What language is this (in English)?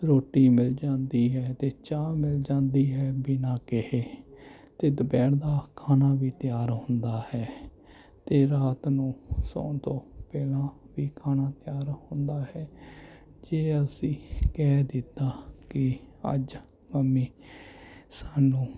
Punjabi